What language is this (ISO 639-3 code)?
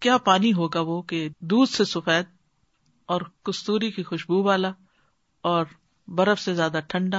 urd